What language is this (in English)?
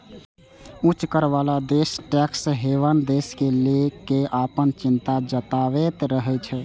Maithili